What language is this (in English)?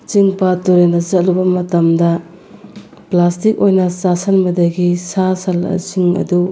Manipuri